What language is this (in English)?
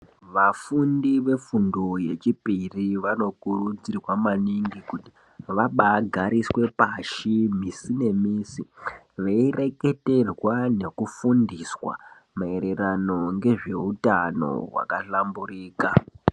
Ndau